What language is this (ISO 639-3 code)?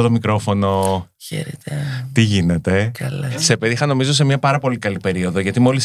ell